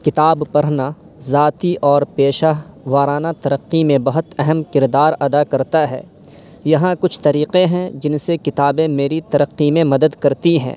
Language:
Urdu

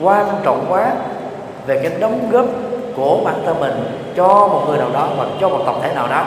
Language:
Vietnamese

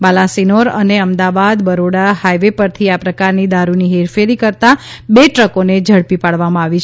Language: Gujarati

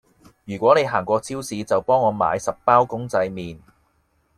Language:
Cantonese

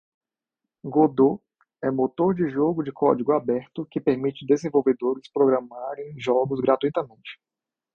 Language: Portuguese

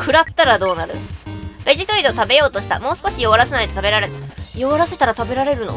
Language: Japanese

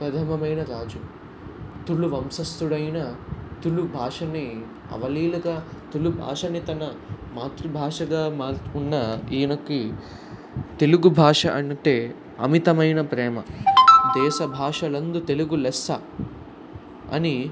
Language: Telugu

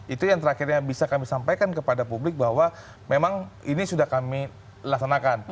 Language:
Indonesian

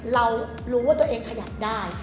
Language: Thai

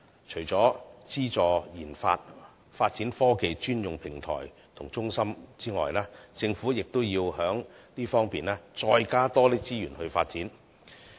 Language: Cantonese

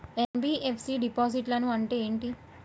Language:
Telugu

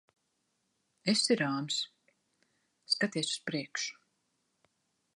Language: Latvian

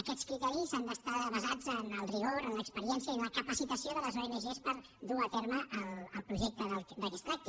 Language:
Catalan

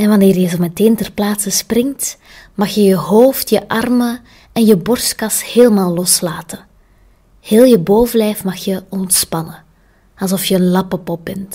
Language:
Dutch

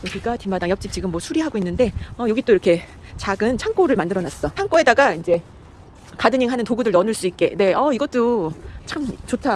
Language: Korean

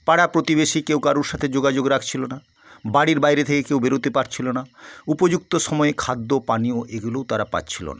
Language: Bangla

